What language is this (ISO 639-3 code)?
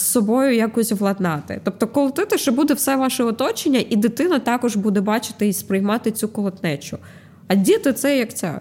ukr